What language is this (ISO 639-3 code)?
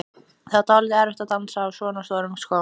isl